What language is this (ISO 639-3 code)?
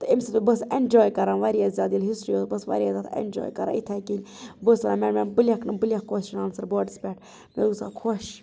kas